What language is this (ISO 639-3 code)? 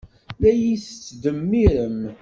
kab